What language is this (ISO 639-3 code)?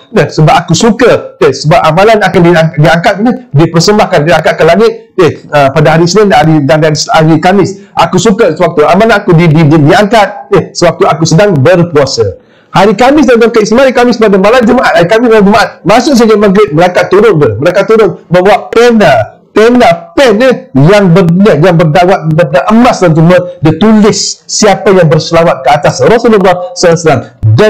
msa